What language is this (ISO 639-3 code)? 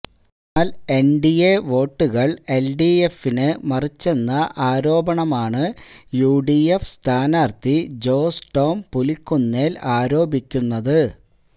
mal